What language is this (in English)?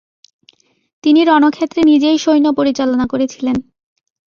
Bangla